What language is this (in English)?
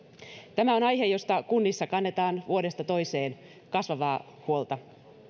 Finnish